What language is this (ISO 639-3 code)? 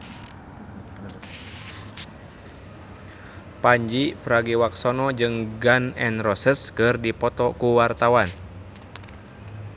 sun